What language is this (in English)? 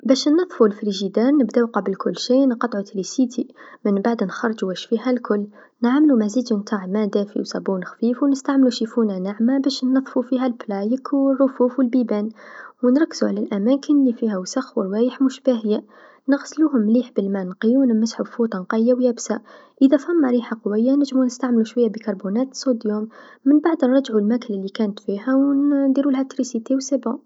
Tunisian Arabic